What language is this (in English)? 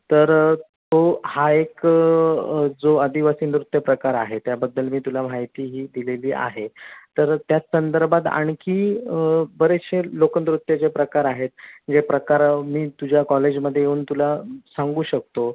Marathi